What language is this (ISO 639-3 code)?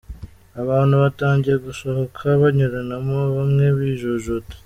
kin